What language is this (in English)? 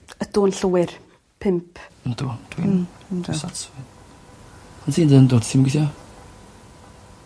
Welsh